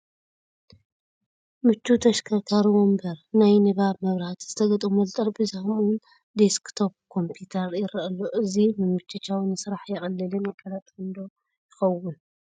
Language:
Tigrinya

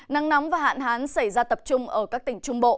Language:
Vietnamese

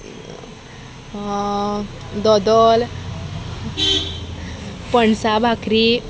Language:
Konkani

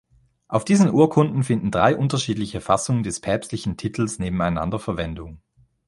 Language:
German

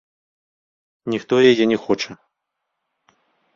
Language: Belarusian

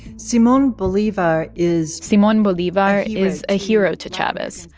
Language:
English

